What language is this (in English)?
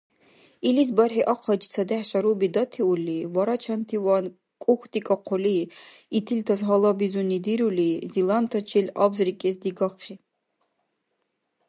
Dargwa